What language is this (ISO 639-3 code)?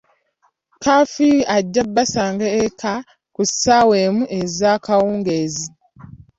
lug